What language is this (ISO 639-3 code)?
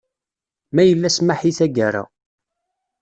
kab